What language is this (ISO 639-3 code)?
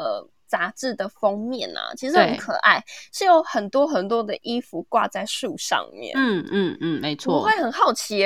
zho